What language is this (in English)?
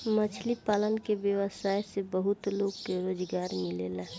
Bhojpuri